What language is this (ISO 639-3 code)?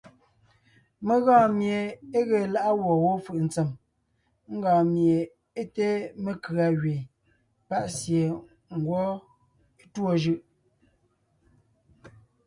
nnh